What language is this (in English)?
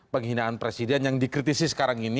Indonesian